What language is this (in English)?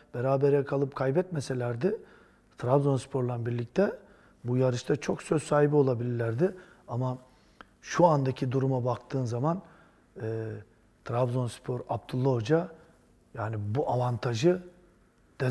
Turkish